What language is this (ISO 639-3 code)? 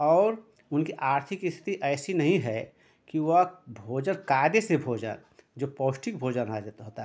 hin